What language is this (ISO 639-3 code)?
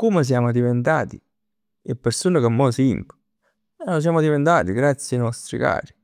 nap